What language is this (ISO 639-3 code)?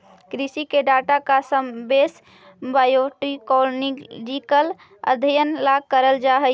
mag